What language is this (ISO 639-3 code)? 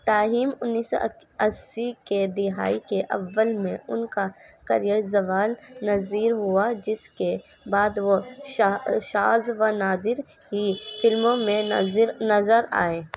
urd